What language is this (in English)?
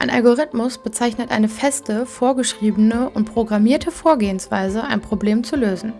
German